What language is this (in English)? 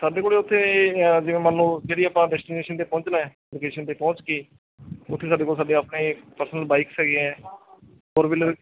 Punjabi